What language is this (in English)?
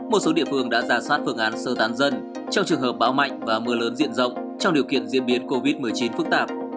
Vietnamese